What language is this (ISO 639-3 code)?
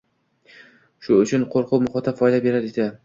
uzb